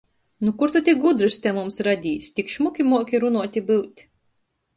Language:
Latgalian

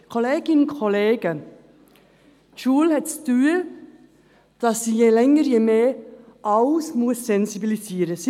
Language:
Swiss German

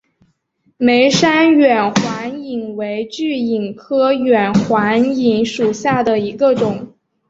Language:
Chinese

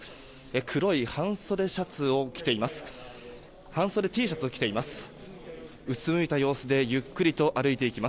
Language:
Japanese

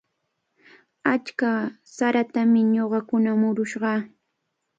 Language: Cajatambo North Lima Quechua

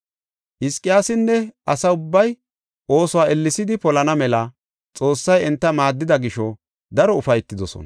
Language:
Gofa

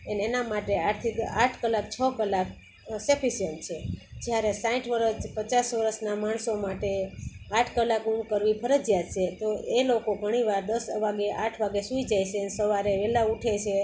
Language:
Gujarati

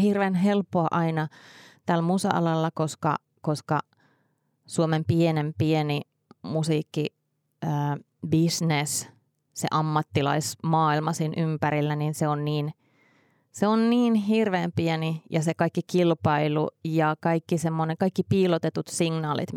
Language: Finnish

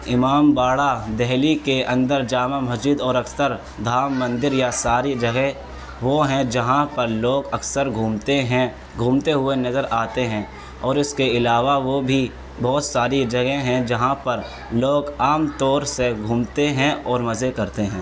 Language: Urdu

